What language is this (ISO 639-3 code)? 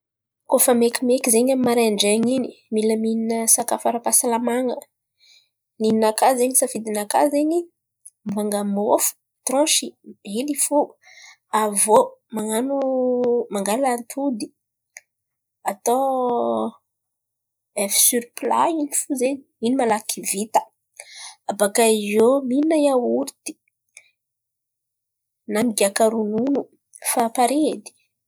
xmv